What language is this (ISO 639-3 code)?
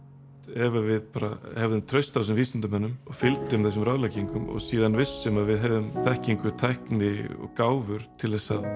isl